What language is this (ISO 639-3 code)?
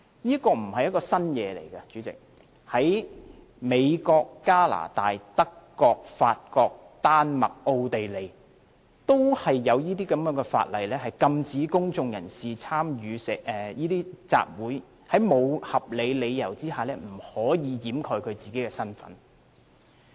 yue